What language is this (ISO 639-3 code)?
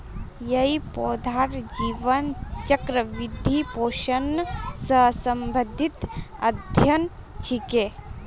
mag